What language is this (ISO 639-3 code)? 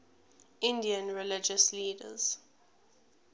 eng